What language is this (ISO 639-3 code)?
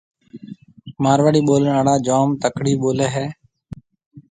mve